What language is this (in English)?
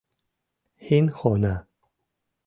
Mari